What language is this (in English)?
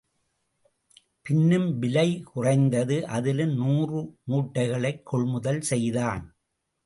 Tamil